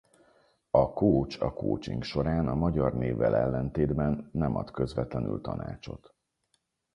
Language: Hungarian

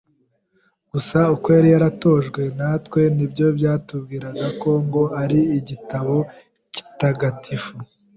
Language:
Kinyarwanda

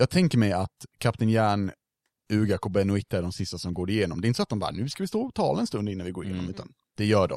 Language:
Swedish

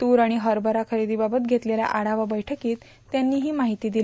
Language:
Marathi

